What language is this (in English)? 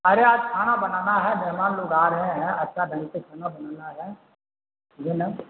Urdu